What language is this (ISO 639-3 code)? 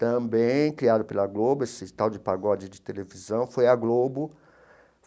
por